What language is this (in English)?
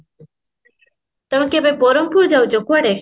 Odia